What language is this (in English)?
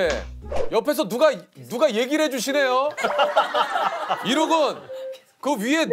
Korean